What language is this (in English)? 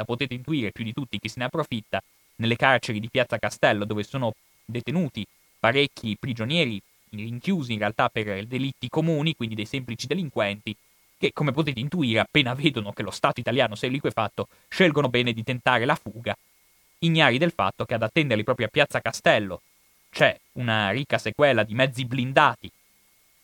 Italian